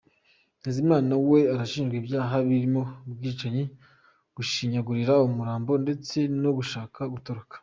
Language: Kinyarwanda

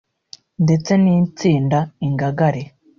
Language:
Kinyarwanda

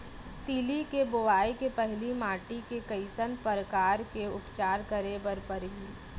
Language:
Chhattisgarhi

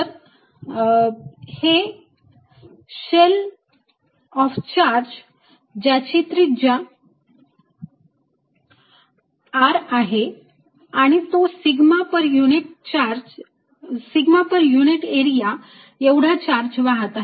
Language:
Marathi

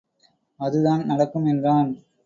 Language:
Tamil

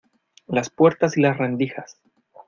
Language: Spanish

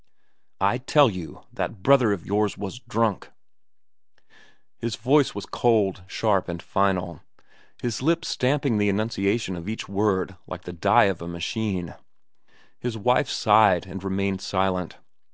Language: English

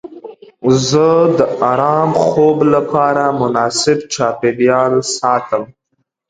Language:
Pashto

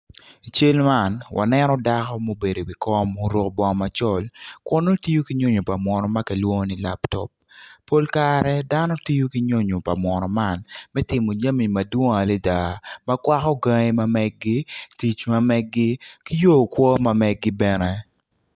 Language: Acoli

